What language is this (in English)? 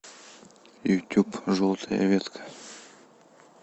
Russian